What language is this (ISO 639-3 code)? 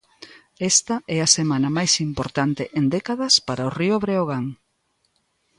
glg